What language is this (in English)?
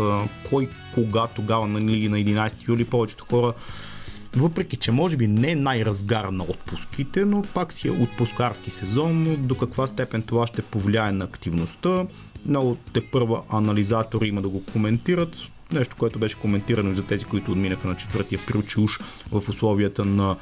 Bulgarian